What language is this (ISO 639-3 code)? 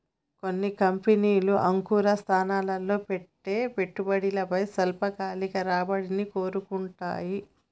tel